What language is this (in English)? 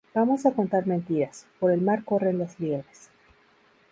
Spanish